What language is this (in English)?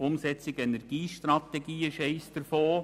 Swiss German